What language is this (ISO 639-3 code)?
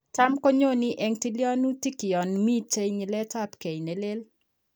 kln